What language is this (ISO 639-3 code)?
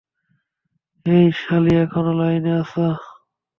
ben